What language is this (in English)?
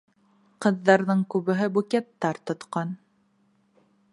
Bashkir